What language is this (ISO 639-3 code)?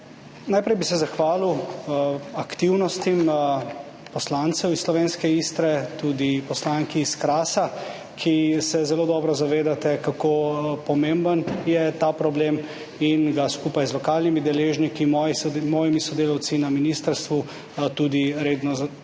slv